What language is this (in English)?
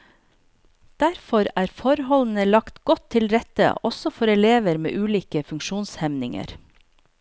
Norwegian